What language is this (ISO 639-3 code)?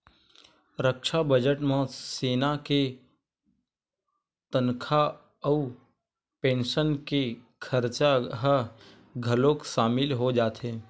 hne